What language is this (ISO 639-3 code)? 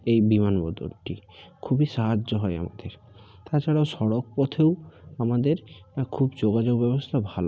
ben